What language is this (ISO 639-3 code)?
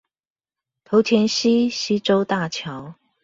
zho